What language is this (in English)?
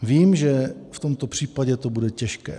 Czech